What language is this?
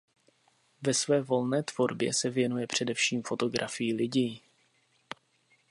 Czech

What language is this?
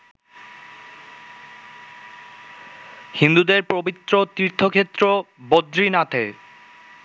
Bangla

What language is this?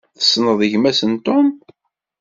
Kabyle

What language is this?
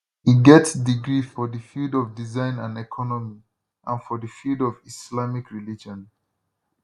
Nigerian Pidgin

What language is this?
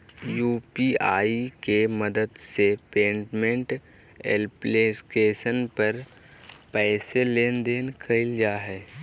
Magahi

